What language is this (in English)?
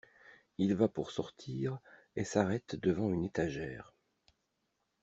French